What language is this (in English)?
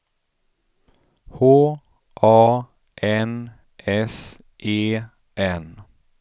Swedish